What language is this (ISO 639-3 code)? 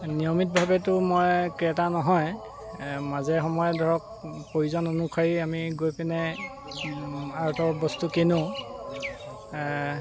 asm